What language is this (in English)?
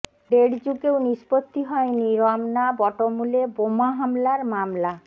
Bangla